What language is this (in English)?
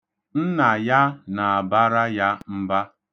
Igbo